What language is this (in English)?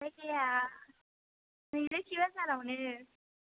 Bodo